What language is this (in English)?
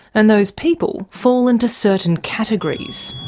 English